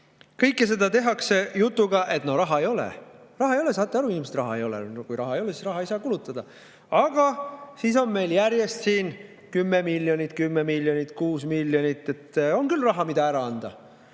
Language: Estonian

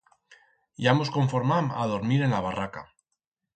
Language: Aragonese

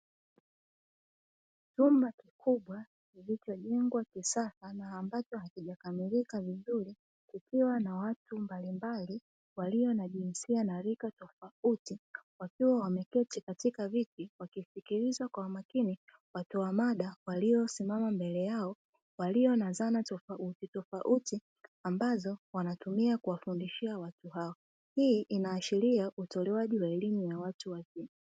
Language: Swahili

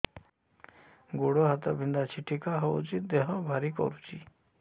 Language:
Odia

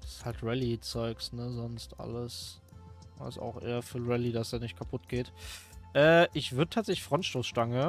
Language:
German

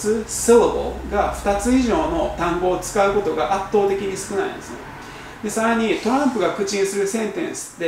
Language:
Japanese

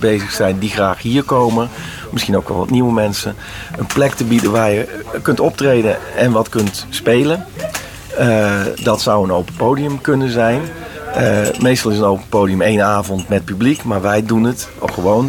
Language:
Dutch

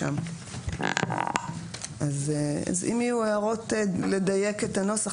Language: Hebrew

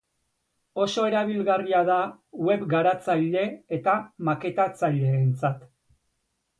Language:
Basque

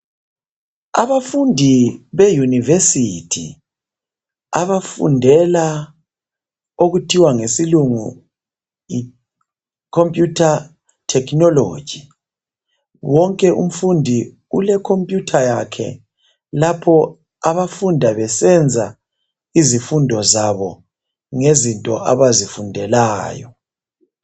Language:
North Ndebele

